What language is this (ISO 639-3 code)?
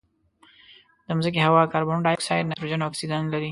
pus